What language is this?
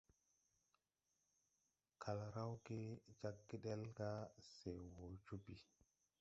Tupuri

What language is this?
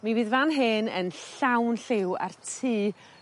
Welsh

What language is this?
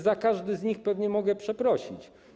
Polish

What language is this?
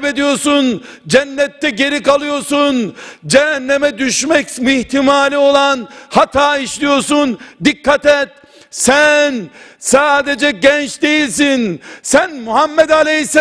Turkish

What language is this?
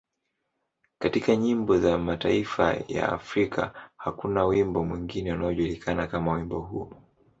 Swahili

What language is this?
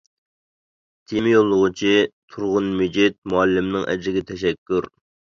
Uyghur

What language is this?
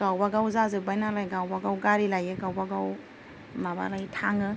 Bodo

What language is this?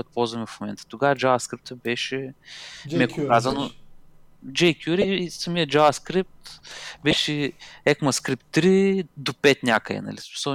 Bulgarian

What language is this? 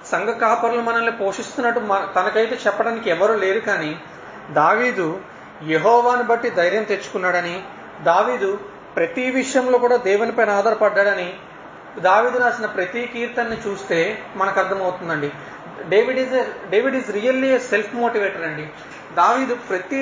Telugu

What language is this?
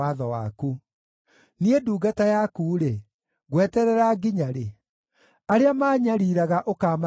Kikuyu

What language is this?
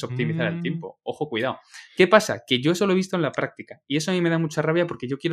Spanish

